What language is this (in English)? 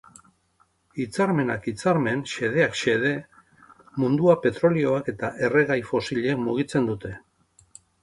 Basque